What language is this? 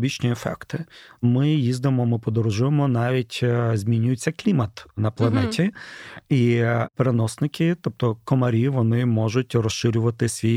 Ukrainian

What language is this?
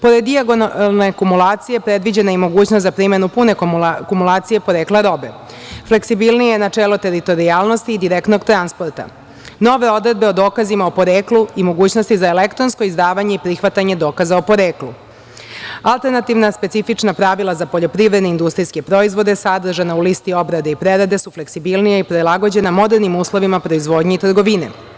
Serbian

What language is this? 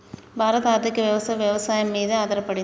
Telugu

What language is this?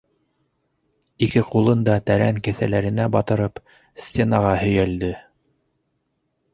Bashkir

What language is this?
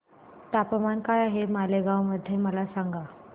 Marathi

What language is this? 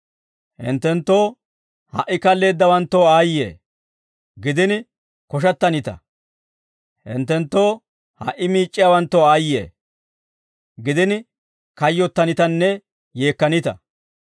Dawro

